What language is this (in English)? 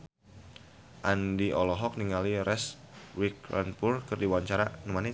Sundanese